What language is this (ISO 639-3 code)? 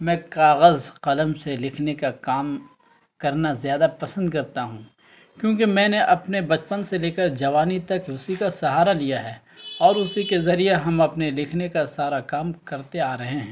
urd